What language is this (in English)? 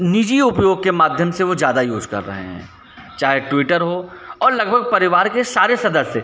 Hindi